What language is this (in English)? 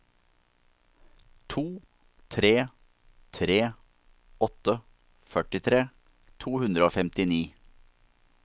Norwegian